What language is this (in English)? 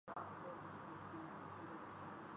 Urdu